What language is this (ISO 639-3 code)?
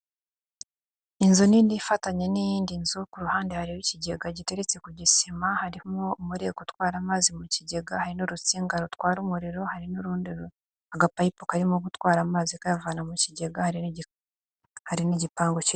kin